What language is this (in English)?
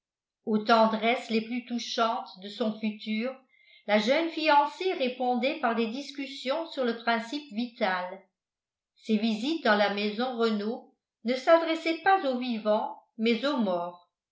French